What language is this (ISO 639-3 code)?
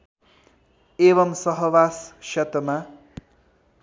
nep